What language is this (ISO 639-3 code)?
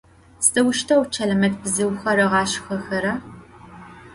ady